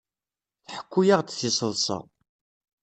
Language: Kabyle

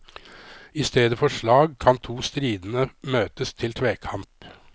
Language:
Norwegian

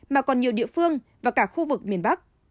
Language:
Vietnamese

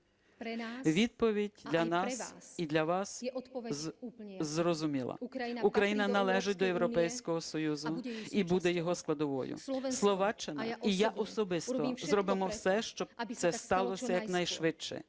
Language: Ukrainian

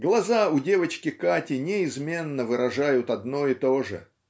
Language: Russian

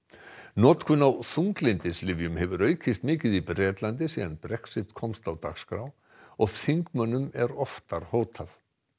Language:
Icelandic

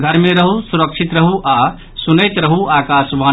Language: Maithili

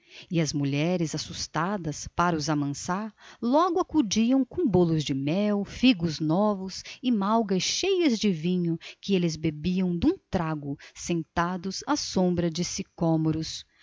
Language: Portuguese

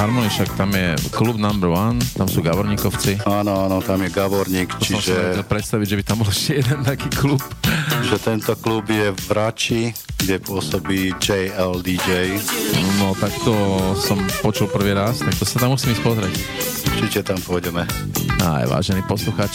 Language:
Slovak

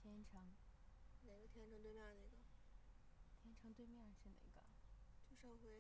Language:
Chinese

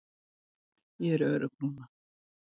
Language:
Icelandic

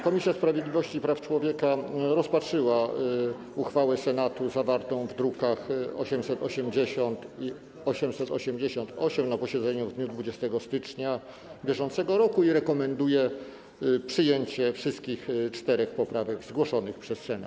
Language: Polish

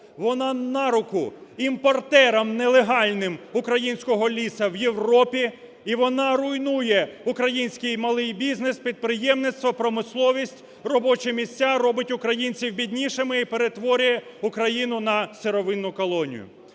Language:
Ukrainian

